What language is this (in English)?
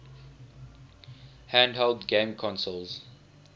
English